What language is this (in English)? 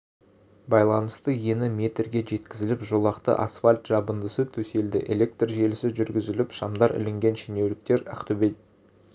Kazakh